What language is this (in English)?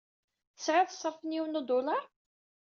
Kabyle